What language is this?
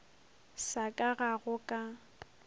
Northern Sotho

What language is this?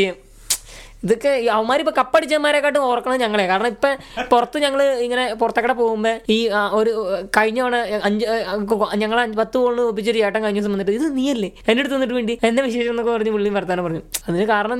Malayalam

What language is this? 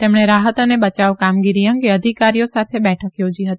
Gujarati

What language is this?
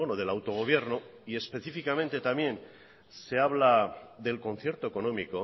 Spanish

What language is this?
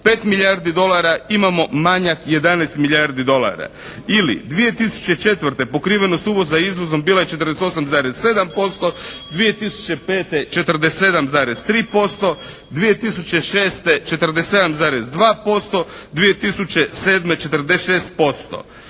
Croatian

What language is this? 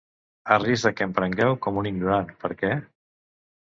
Catalan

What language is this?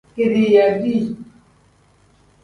Tem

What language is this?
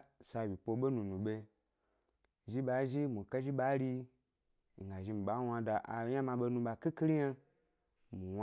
Gbari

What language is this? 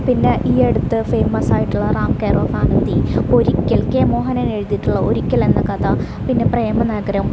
Malayalam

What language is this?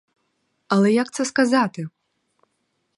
Ukrainian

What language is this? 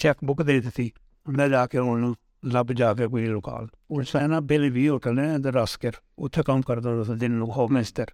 Urdu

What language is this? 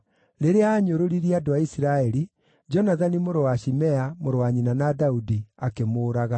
Kikuyu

